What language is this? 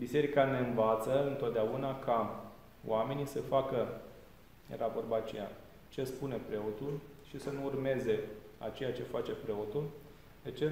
Romanian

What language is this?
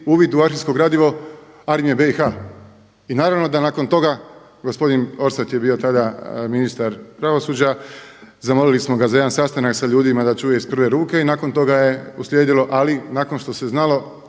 Croatian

